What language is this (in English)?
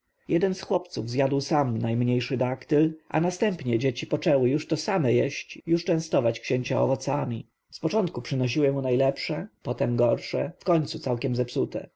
Polish